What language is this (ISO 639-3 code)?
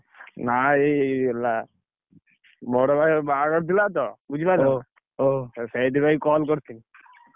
ori